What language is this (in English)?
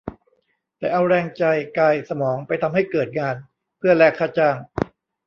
Thai